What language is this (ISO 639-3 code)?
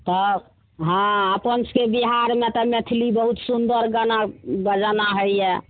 mai